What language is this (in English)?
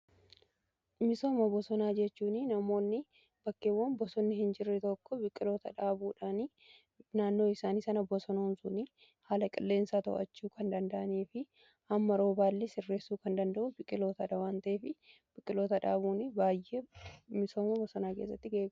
Oromo